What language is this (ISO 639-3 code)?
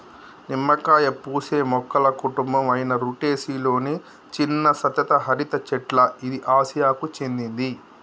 tel